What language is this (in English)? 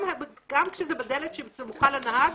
Hebrew